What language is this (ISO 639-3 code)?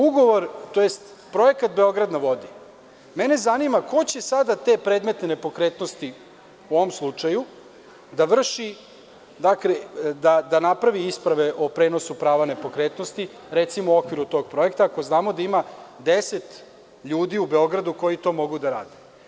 srp